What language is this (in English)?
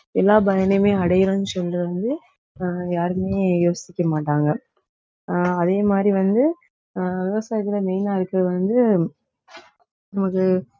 Tamil